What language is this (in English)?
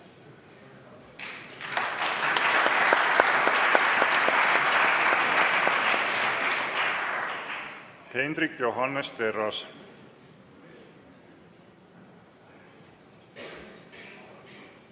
Estonian